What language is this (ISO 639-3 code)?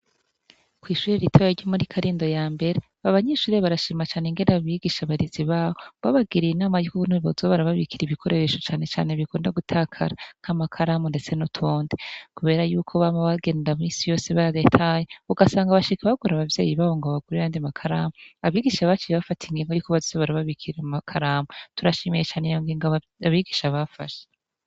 run